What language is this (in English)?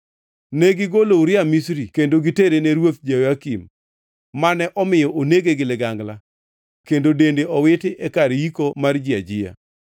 Luo (Kenya and Tanzania)